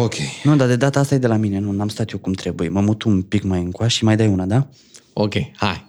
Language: Romanian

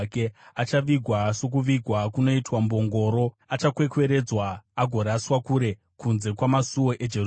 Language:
Shona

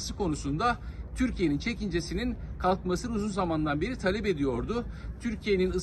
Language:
Turkish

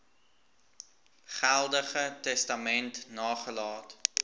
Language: Afrikaans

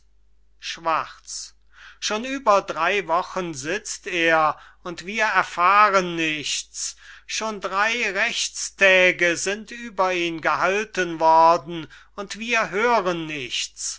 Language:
German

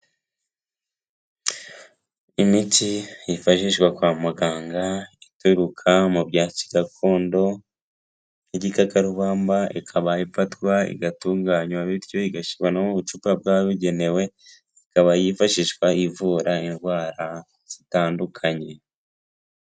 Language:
Kinyarwanda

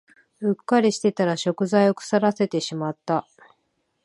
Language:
Japanese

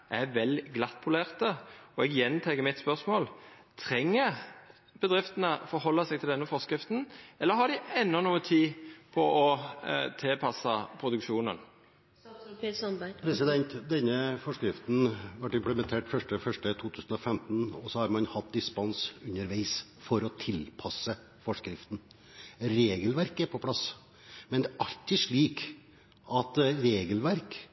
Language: Norwegian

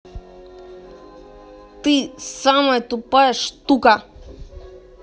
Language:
Russian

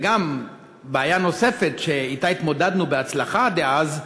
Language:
Hebrew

